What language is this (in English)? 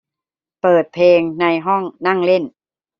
Thai